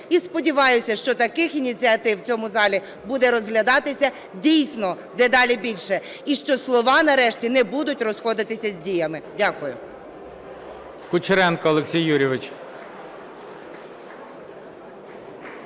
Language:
Ukrainian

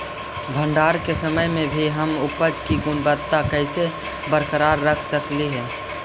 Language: Magahi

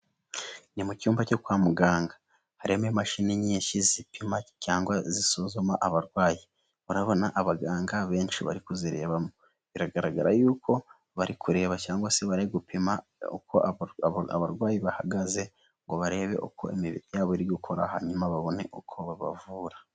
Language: Kinyarwanda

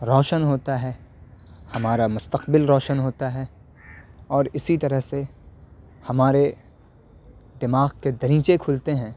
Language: Urdu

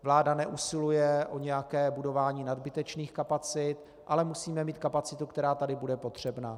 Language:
Czech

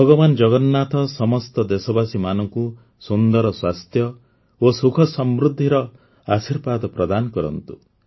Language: Odia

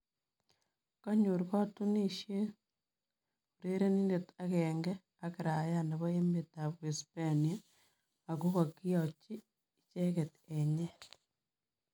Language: Kalenjin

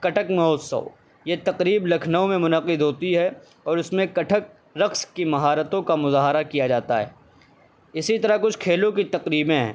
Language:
Urdu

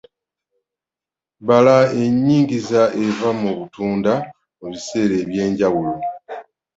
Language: Ganda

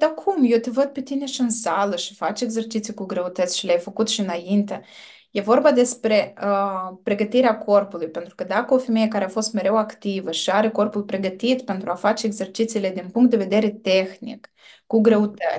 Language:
Romanian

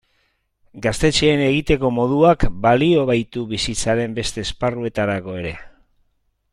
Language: Basque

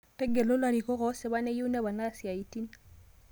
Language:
Masai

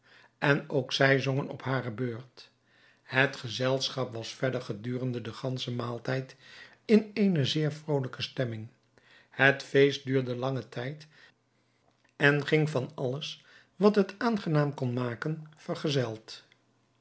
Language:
Dutch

